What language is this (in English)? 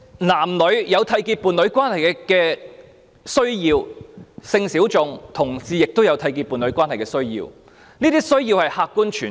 Cantonese